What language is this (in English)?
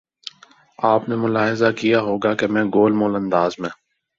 Urdu